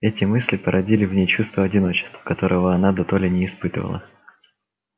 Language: Russian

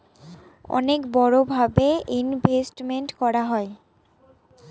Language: Bangla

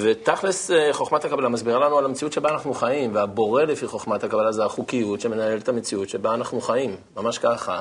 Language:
Hebrew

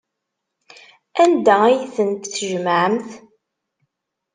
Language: Kabyle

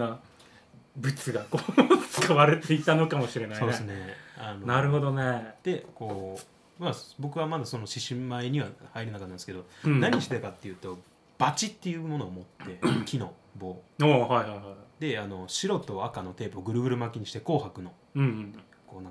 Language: Japanese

